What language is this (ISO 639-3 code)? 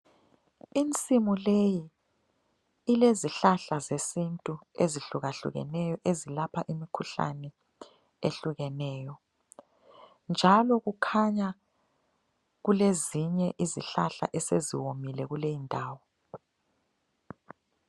nde